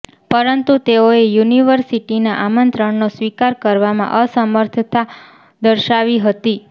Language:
Gujarati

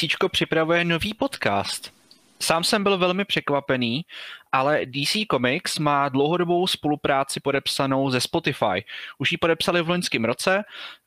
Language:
Czech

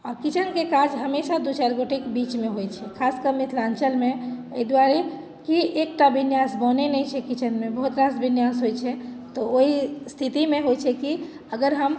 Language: Maithili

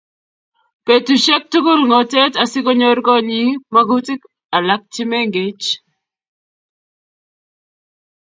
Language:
Kalenjin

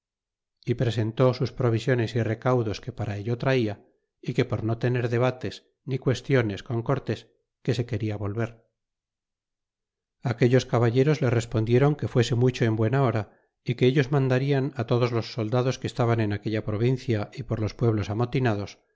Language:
Spanish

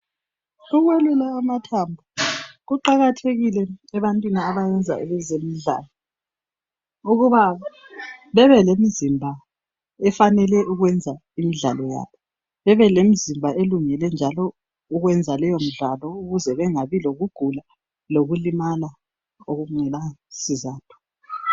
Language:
North Ndebele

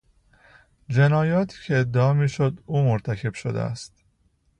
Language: Persian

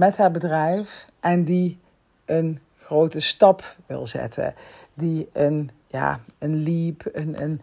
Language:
Dutch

